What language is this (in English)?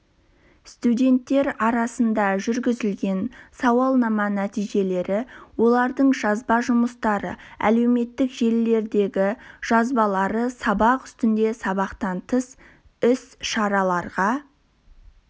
Kazakh